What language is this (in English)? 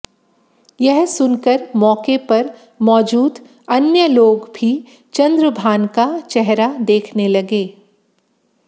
Hindi